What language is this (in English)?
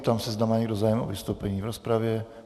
Czech